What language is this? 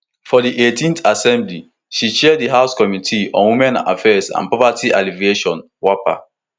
Nigerian Pidgin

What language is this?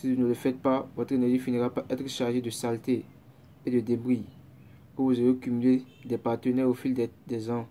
French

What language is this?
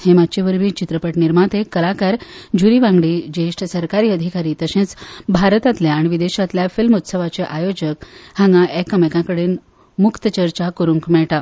Konkani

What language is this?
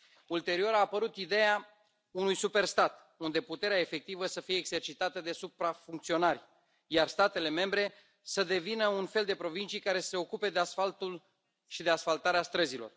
Romanian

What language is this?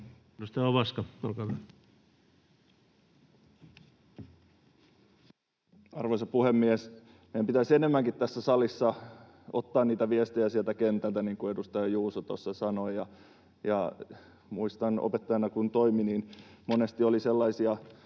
Finnish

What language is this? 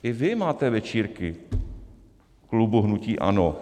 Czech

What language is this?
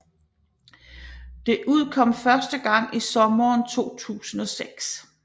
Danish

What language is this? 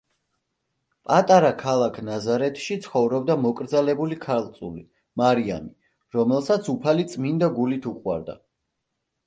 Georgian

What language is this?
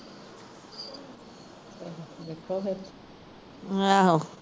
Punjabi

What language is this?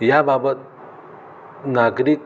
Marathi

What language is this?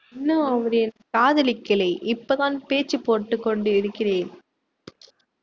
Tamil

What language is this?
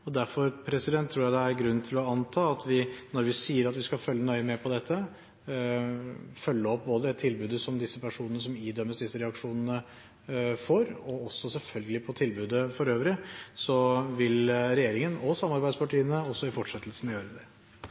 Norwegian Bokmål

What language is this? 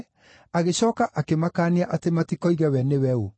Kikuyu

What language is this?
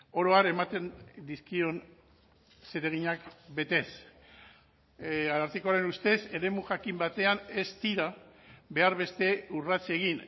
Basque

